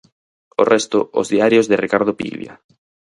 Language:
Galician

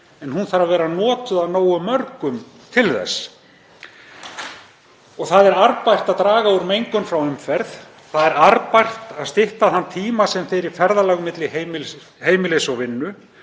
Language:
Icelandic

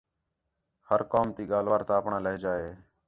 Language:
Khetrani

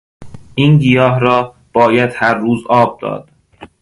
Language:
Persian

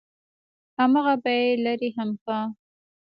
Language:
Pashto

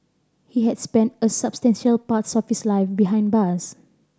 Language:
English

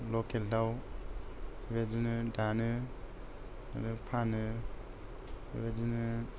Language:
Bodo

